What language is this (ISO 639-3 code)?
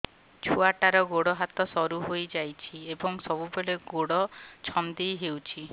ori